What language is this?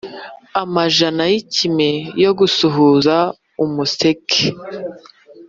Kinyarwanda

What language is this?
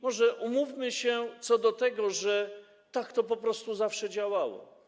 Polish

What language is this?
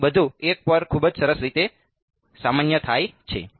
Gujarati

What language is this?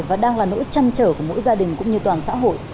Vietnamese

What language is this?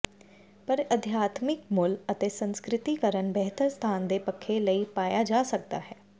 Punjabi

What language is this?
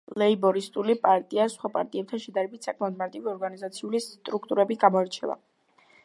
Georgian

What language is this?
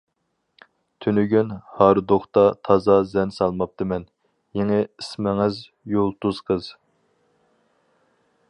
Uyghur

